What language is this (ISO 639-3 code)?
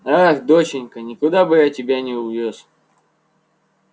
rus